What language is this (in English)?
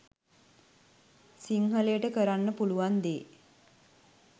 Sinhala